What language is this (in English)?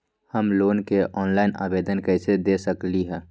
Magahi